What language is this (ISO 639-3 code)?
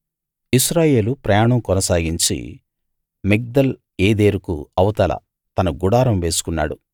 tel